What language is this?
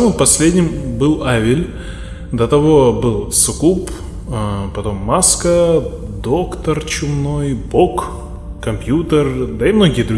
Russian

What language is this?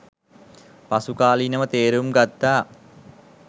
Sinhala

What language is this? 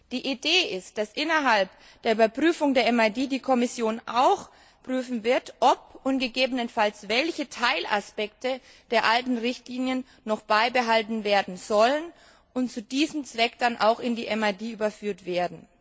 German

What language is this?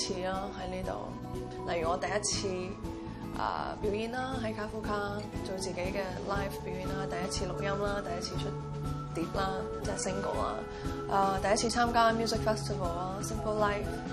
Chinese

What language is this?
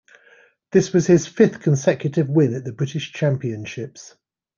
English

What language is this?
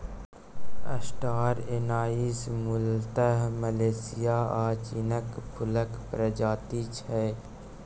Maithili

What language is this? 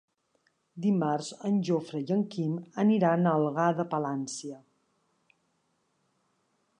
Catalan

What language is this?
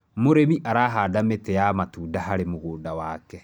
Kikuyu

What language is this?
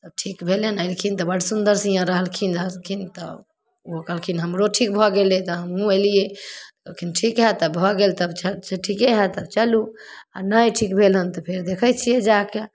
Maithili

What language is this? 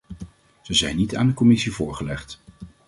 Dutch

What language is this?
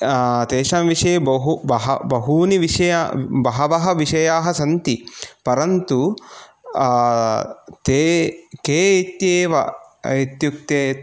Sanskrit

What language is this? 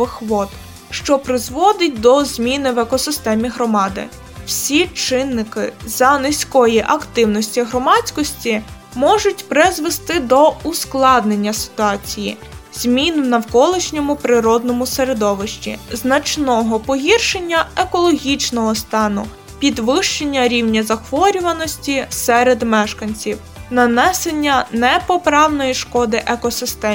Ukrainian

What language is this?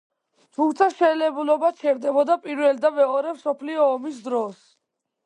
Georgian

